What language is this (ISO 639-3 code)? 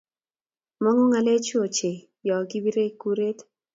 kln